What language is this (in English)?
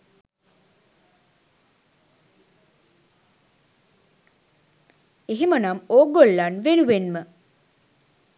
Sinhala